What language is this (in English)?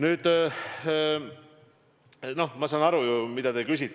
Estonian